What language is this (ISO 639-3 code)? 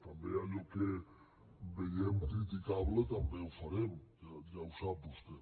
cat